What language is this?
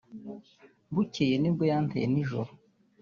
Kinyarwanda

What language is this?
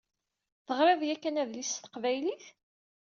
Kabyle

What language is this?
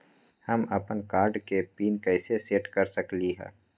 Magahi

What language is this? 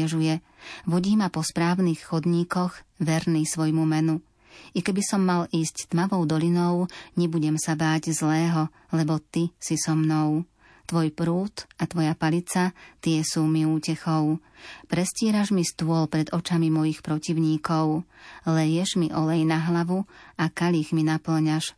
Slovak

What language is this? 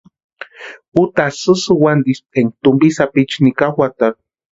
Western Highland Purepecha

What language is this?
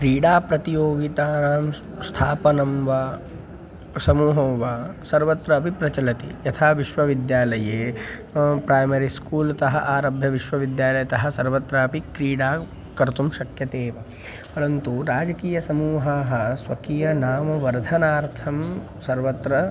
Sanskrit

